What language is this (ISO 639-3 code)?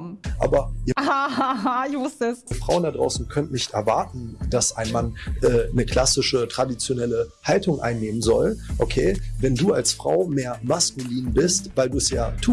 deu